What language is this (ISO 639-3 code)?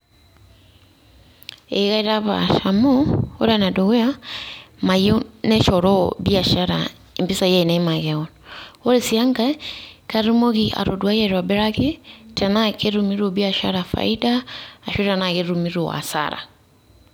mas